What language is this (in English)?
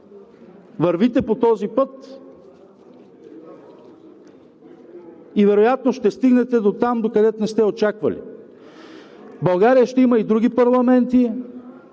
Bulgarian